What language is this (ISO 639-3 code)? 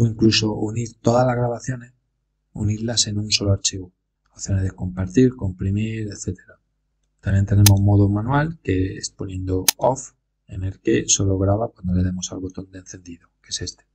spa